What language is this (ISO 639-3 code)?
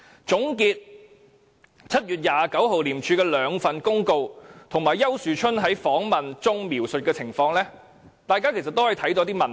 yue